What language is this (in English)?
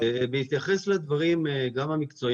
Hebrew